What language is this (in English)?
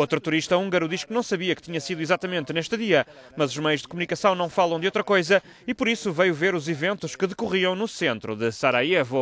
Portuguese